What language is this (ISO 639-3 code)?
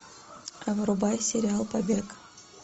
rus